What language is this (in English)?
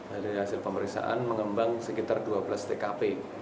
Indonesian